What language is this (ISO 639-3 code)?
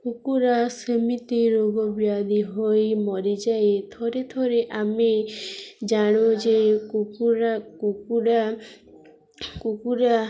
ori